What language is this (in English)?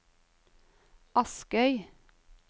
Norwegian